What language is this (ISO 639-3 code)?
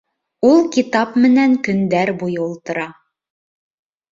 bak